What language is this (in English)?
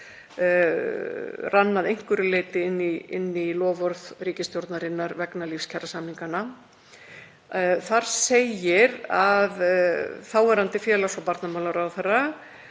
Icelandic